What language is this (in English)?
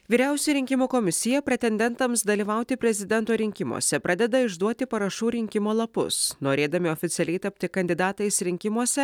Lithuanian